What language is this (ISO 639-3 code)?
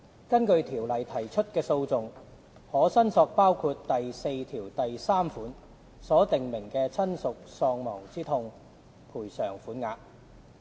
yue